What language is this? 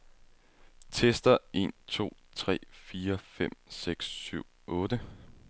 Danish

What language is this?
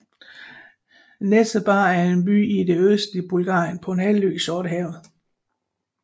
Danish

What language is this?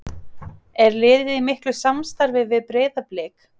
Icelandic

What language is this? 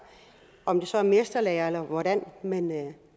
Danish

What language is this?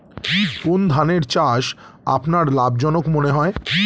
Bangla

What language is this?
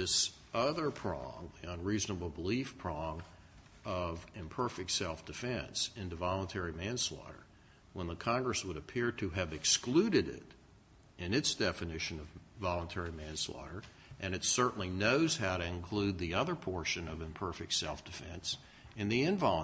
English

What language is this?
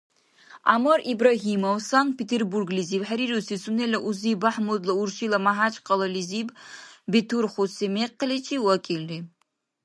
Dargwa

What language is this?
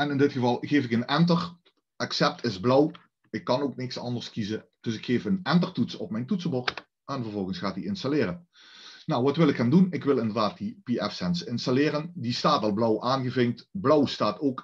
Dutch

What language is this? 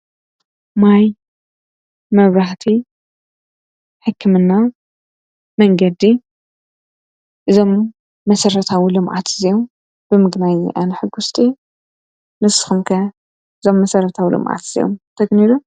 Tigrinya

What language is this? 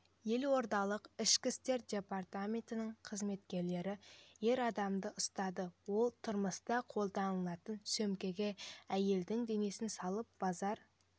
Kazakh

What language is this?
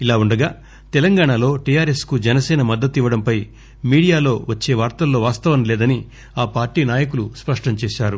Telugu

